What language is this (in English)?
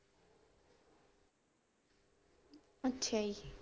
Punjabi